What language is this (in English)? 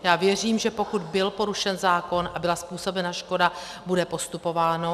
Czech